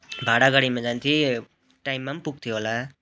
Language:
Nepali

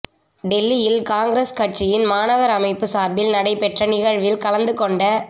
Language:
Tamil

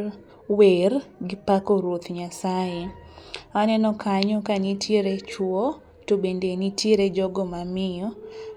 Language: Luo (Kenya and Tanzania)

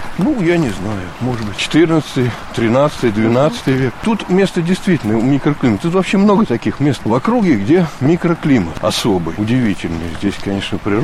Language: Russian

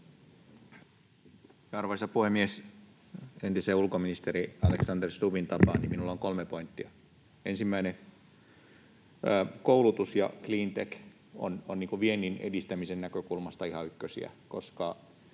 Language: Finnish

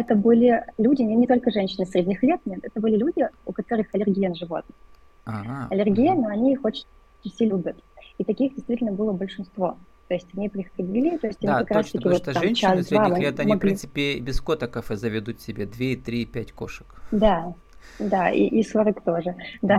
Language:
Russian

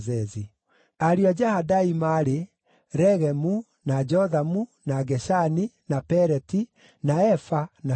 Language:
Kikuyu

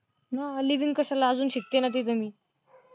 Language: Marathi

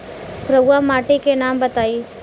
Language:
Bhojpuri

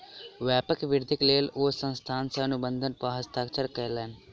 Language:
Maithili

